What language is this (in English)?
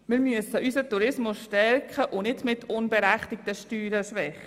Swiss German